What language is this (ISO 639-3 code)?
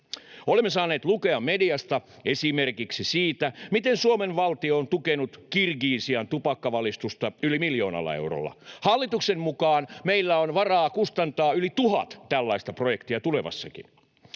fin